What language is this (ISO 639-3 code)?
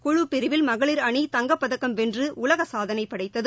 tam